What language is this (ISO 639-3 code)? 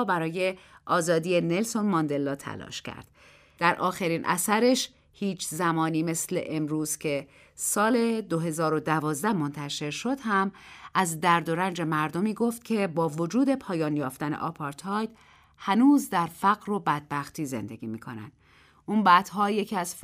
fas